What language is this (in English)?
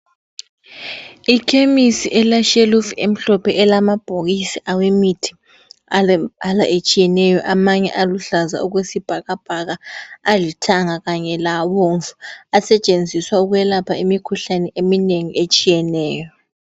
North Ndebele